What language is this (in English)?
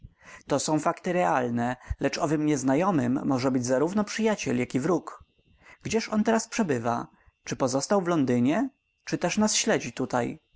Polish